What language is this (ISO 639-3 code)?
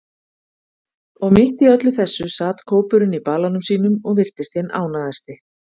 isl